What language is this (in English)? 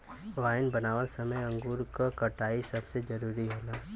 Bhojpuri